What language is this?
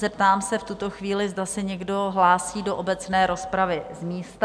Czech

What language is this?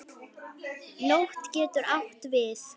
Icelandic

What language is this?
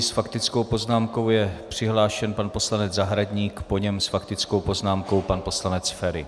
Czech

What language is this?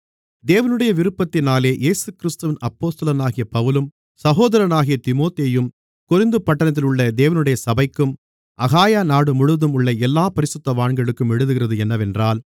Tamil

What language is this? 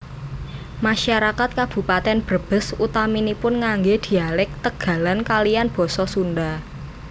Javanese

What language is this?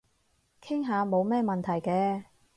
Cantonese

